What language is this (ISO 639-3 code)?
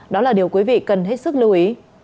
vie